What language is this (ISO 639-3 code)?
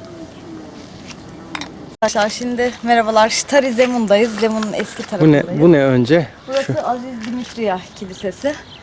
tur